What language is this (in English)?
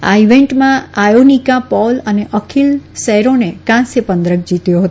Gujarati